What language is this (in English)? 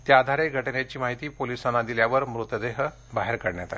Marathi